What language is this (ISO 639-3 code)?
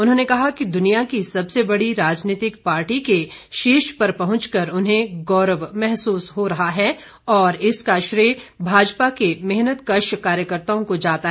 hin